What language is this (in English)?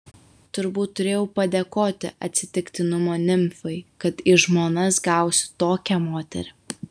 Lithuanian